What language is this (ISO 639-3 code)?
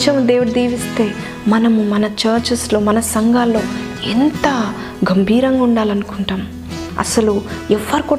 tel